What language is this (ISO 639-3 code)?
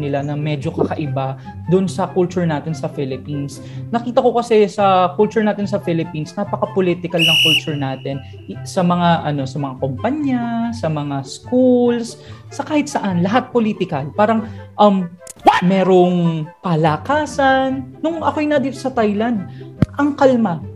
fil